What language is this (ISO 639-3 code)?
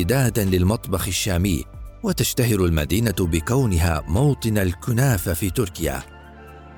ara